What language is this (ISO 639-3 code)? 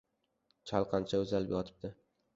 uzb